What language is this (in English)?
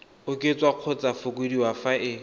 Tswana